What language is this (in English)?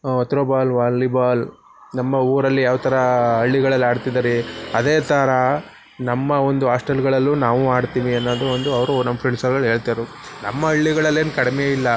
Kannada